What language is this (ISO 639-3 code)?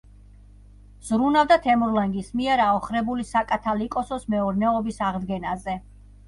kat